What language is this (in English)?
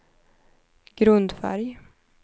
Swedish